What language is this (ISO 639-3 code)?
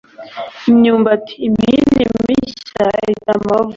kin